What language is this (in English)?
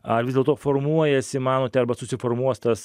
Lithuanian